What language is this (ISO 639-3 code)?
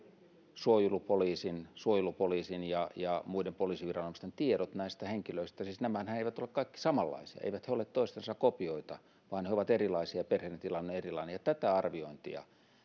fin